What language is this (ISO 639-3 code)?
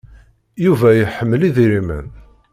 kab